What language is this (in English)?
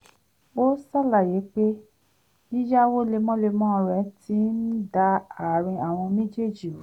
Yoruba